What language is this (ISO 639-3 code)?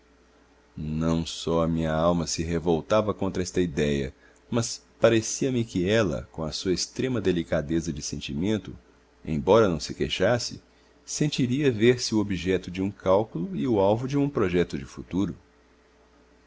por